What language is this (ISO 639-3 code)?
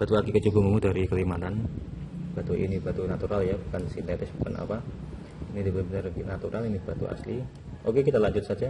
ind